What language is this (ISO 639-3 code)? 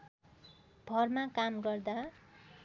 nep